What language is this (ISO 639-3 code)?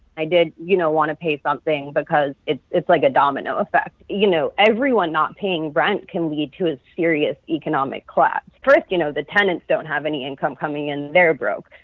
eng